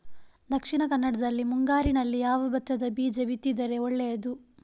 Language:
Kannada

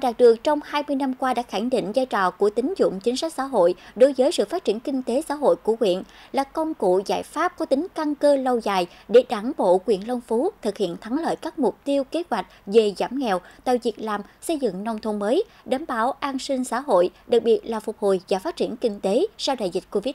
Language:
Vietnamese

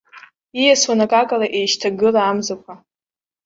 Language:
Abkhazian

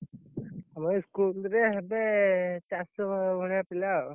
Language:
Odia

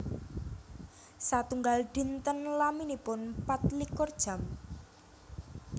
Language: Javanese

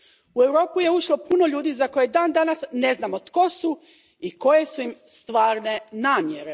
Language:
Croatian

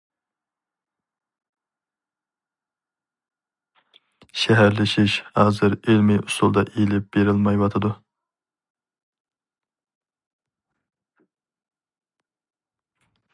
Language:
Uyghur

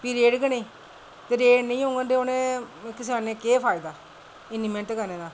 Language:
Dogri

